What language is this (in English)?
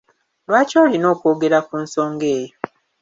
Ganda